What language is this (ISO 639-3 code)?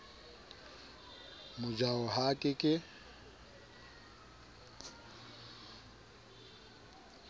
sot